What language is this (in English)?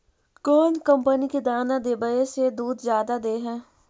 Magahi